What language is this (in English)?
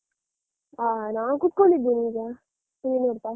Kannada